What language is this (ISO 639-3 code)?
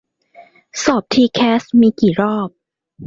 tha